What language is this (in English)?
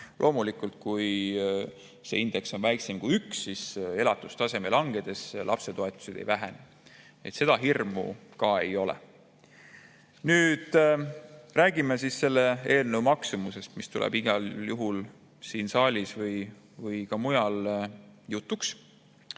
Estonian